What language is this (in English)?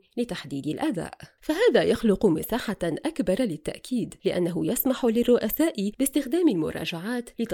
Arabic